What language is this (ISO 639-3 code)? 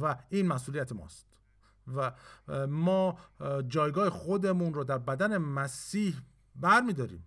fas